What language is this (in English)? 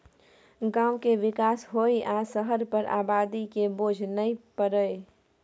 Maithili